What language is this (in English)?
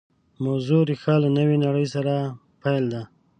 Pashto